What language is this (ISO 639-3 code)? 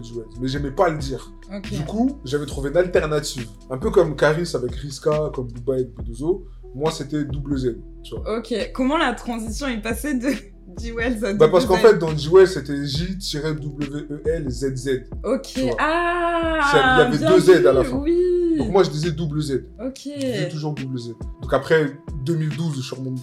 fra